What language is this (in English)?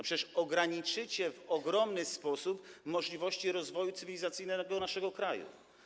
Polish